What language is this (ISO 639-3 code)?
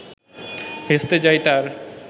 ben